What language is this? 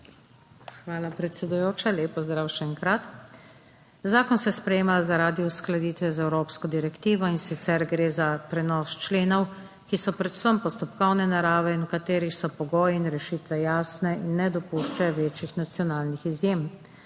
Slovenian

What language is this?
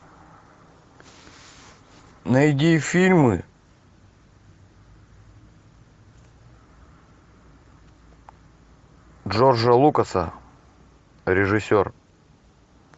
Russian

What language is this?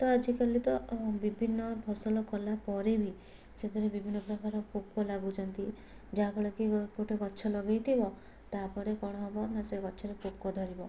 Odia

